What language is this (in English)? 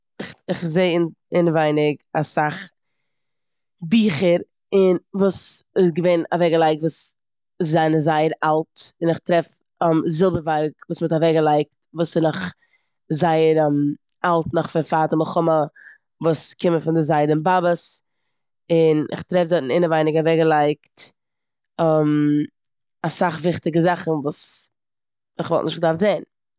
Yiddish